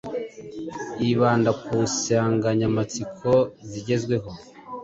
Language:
Kinyarwanda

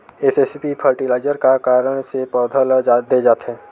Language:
Chhattisgarhi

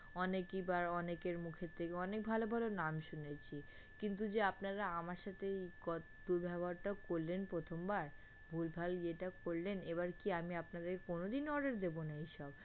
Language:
Bangla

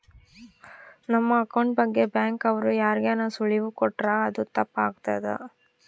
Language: Kannada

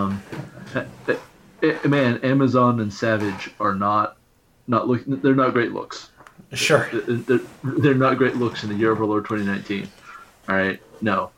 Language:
English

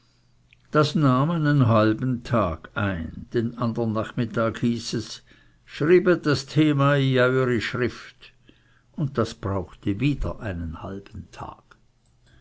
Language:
German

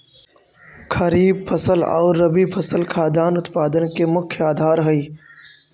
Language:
Magahi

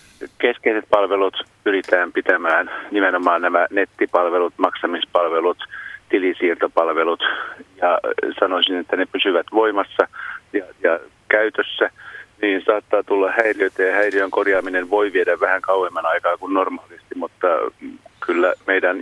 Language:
Finnish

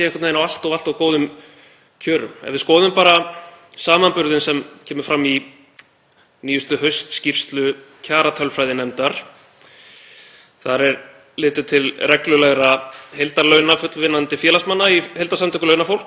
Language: Icelandic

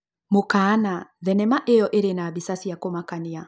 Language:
Kikuyu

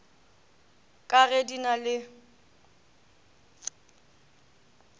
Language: Northern Sotho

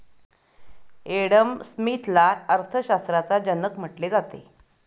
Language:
Marathi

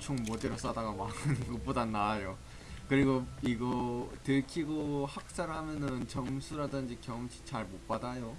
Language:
Korean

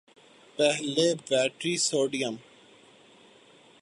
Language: Urdu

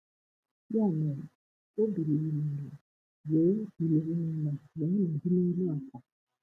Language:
Igbo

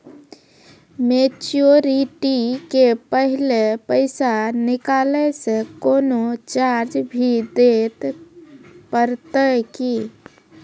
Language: Maithili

